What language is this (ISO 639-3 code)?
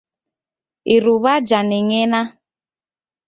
dav